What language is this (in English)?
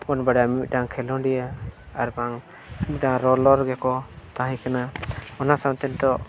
Santali